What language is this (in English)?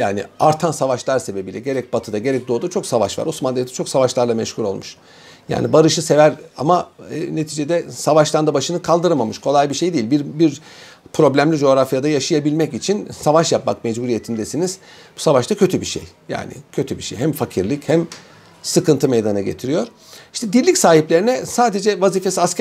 Turkish